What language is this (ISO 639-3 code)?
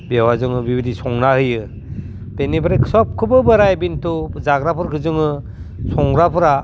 brx